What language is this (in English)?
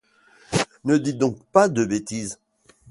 French